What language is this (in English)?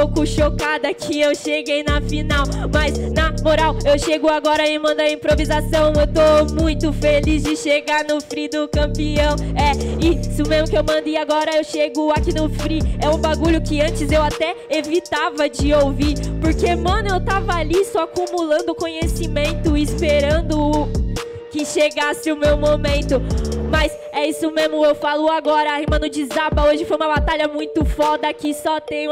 Portuguese